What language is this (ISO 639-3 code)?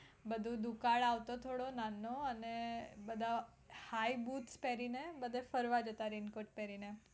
guj